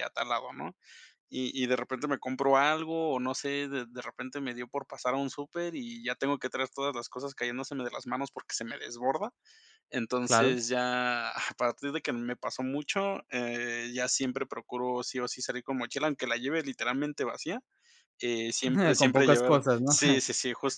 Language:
Spanish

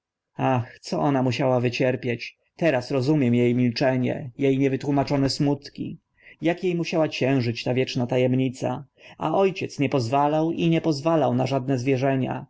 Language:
Polish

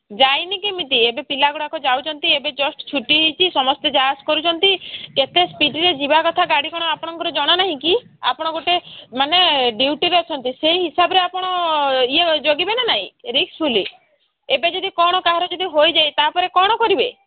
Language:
Odia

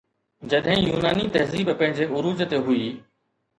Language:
Sindhi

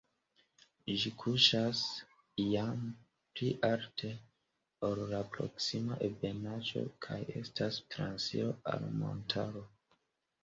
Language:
Esperanto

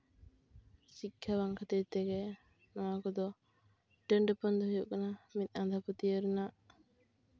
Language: Santali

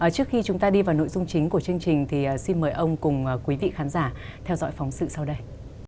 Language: Vietnamese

